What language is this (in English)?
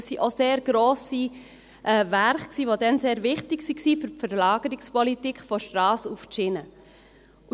Swiss German